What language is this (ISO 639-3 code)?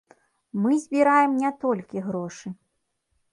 bel